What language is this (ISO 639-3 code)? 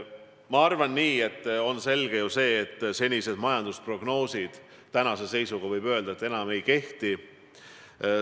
est